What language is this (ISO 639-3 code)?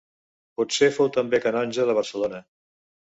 cat